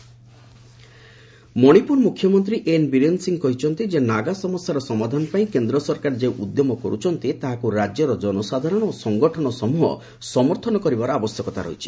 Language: Odia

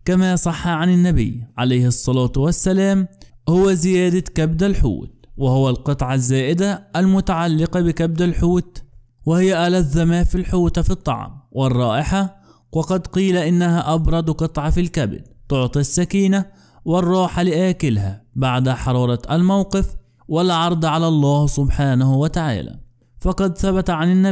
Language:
Arabic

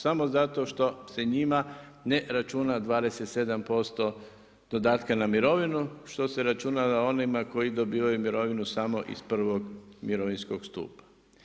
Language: Croatian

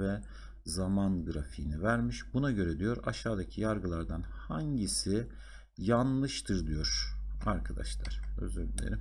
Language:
Turkish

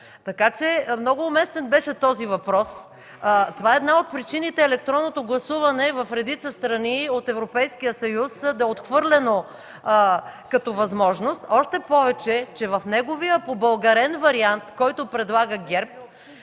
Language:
Bulgarian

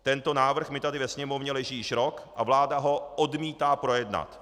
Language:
Czech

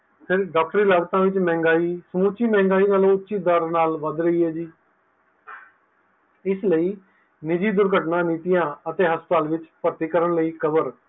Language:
Punjabi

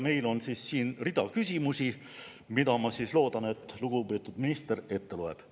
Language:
Estonian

